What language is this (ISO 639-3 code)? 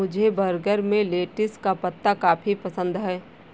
hin